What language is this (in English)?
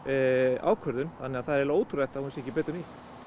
Icelandic